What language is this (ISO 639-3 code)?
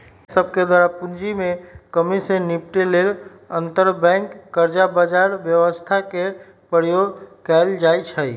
mag